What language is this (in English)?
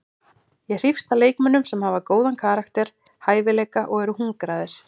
Icelandic